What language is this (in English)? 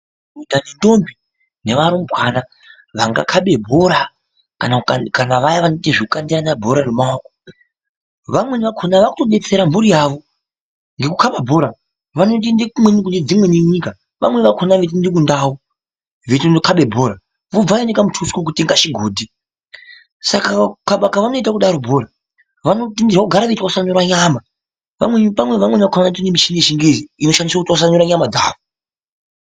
Ndau